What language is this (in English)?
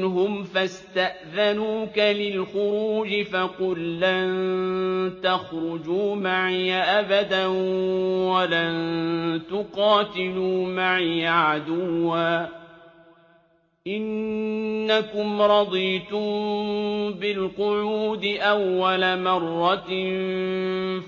Arabic